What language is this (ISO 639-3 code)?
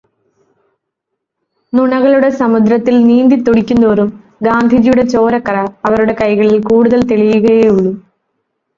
mal